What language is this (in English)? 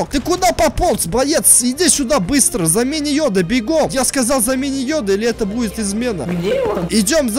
Russian